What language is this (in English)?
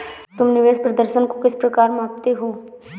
Hindi